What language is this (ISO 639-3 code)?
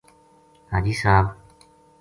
gju